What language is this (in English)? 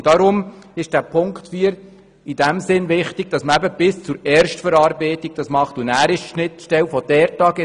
Swiss German